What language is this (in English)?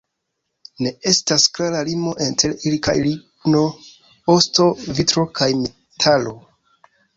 Esperanto